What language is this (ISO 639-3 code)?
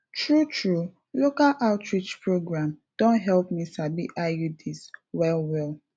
pcm